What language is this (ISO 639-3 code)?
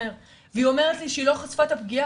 heb